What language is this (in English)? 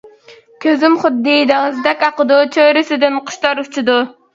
Uyghur